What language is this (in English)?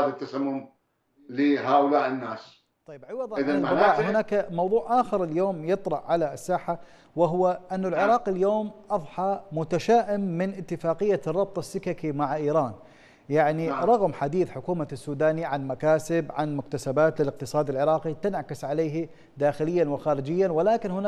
Arabic